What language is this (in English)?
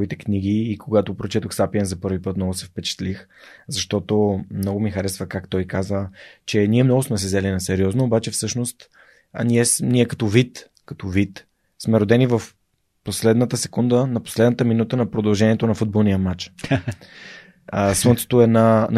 Bulgarian